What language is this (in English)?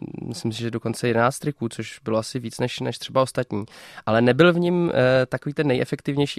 Czech